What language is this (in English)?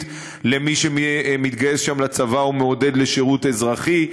Hebrew